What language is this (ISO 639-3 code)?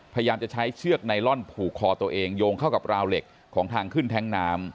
tha